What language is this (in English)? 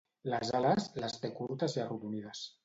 Catalan